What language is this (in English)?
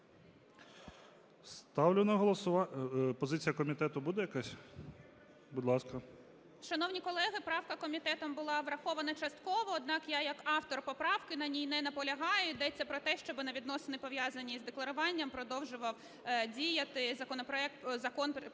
Ukrainian